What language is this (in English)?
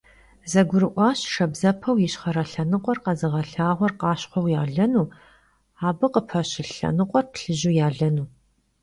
Kabardian